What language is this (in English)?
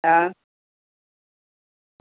Gujarati